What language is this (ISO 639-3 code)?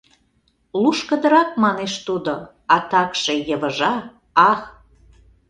chm